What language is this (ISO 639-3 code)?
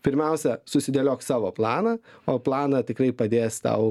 lit